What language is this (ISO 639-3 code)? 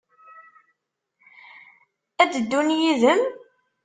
kab